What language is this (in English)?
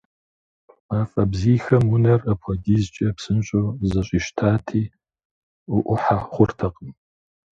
Kabardian